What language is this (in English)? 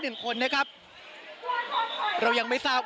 Thai